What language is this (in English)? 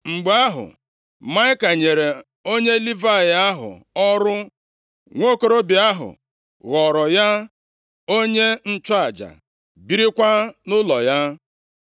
Igbo